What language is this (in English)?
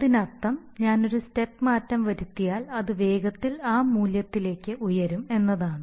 Malayalam